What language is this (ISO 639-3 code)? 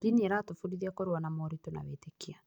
kik